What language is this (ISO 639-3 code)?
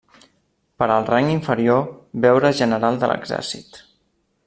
cat